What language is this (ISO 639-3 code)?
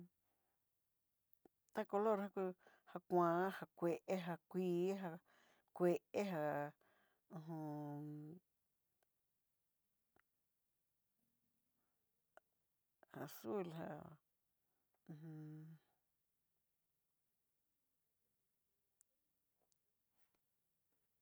mxy